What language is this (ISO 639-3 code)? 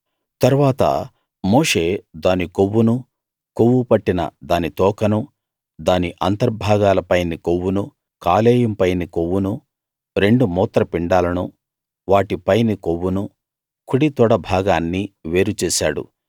tel